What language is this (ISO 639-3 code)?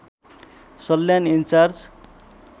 nep